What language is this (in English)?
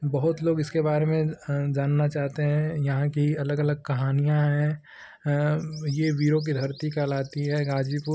Hindi